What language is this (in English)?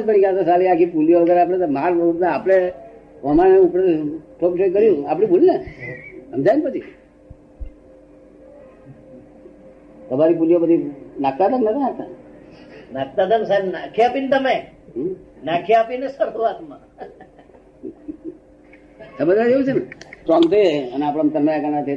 Gujarati